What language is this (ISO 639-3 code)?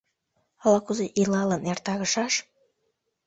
chm